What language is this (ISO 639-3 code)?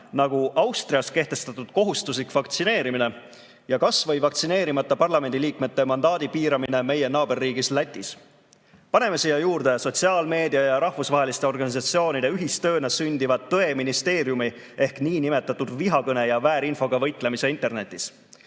est